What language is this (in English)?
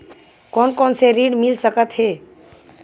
Chhattisgarhi